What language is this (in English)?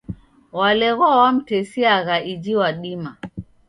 Taita